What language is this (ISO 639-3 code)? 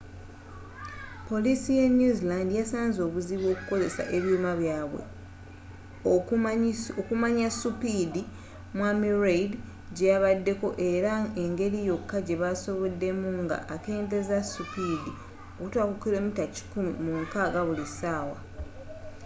lug